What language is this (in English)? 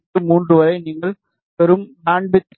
Tamil